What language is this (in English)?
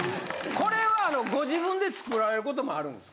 Japanese